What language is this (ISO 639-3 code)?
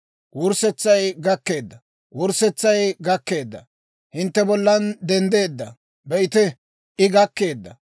dwr